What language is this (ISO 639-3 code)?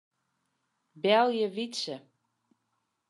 fry